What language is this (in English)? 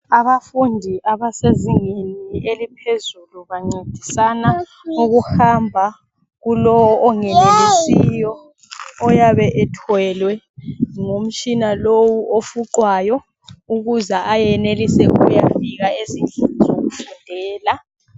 North Ndebele